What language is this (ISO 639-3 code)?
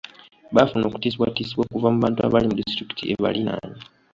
lug